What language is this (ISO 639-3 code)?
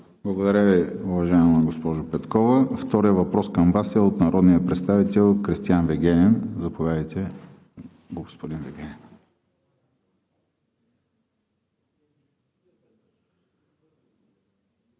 bul